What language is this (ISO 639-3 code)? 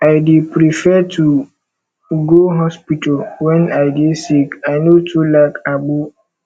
pcm